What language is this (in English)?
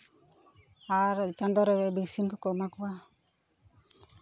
Santali